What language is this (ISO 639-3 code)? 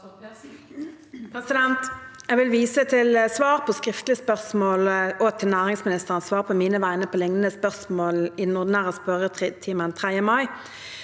nor